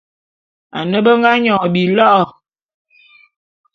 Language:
Bulu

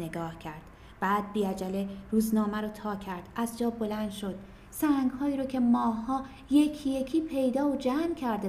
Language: Persian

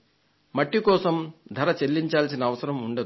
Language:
Telugu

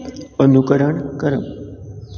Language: Konkani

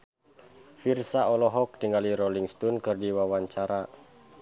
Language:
Sundanese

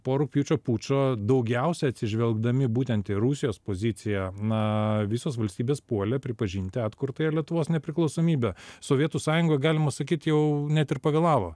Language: Lithuanian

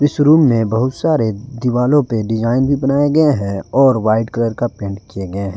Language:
Hindi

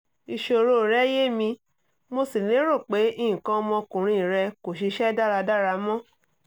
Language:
Yoruba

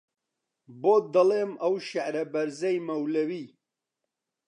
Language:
Central Kurdish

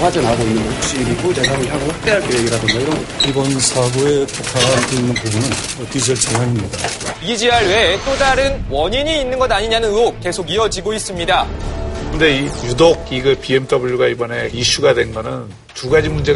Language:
Korean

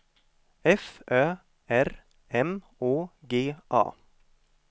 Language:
Swedish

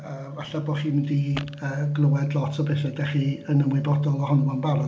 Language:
Welsh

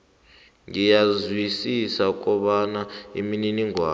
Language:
South Ndebele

